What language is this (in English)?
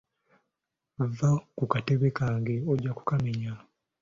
Ganda